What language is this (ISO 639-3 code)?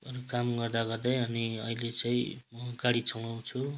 nep